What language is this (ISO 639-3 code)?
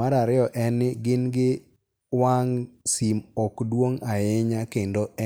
luo